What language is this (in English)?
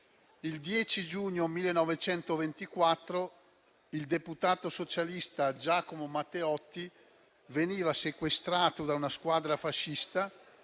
Italian